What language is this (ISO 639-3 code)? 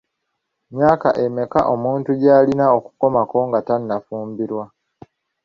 lug